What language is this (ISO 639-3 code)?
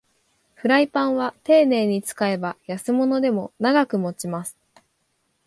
jpn